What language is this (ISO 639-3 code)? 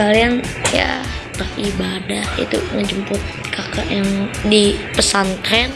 ind